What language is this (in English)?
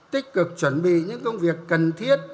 Vietnamese